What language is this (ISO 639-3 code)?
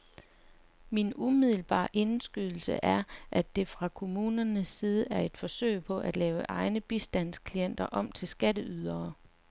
dan